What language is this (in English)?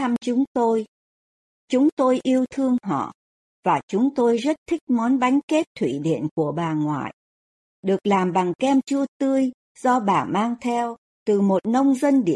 Vietnamese